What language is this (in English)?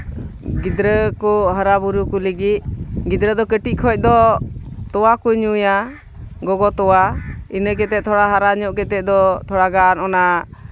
Santali